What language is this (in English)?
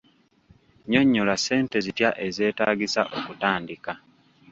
Ganda